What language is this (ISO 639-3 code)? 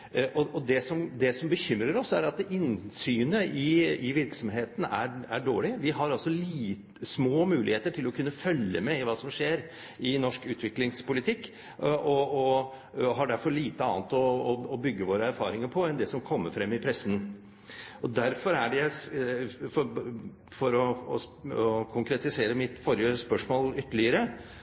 nob